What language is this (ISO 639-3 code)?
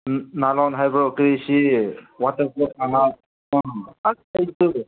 mni